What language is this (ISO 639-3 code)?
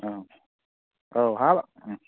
brx